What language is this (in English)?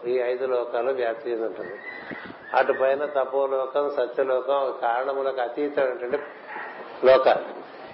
Telugu